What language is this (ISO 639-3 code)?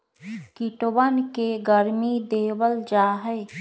mag